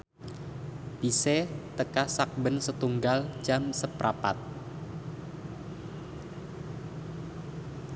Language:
Javanese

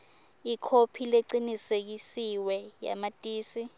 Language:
Swati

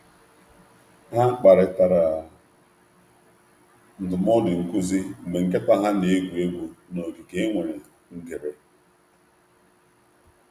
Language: Igbo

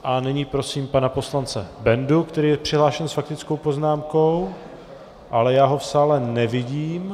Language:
Czech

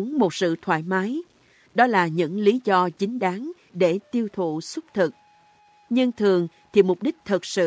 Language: Vietnamese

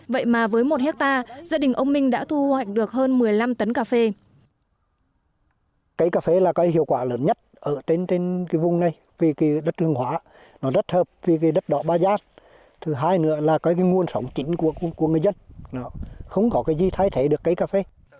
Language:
Vietnamese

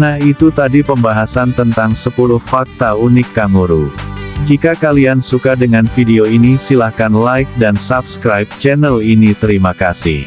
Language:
Indonesian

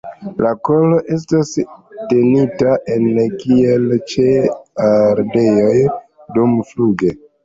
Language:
Esperanto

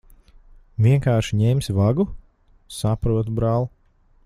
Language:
Latvian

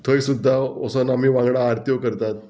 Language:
Konkani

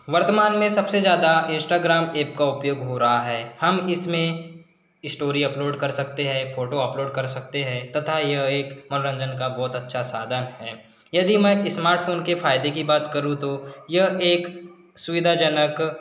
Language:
Hindi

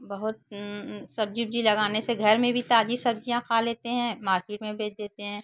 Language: Hindi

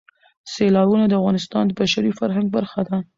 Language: Pashto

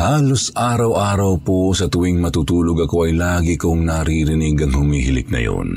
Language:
Filipino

